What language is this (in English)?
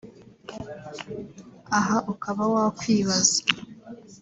Kinyarwanda